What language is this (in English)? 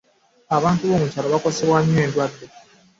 Ganda